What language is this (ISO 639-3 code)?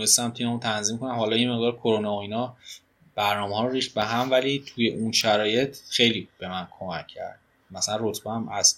fas